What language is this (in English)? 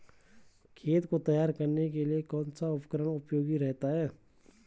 Hindi